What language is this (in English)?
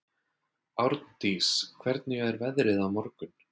Icelandic